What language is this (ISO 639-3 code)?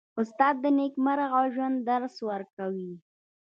pus